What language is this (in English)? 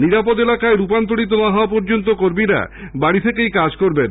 Bangla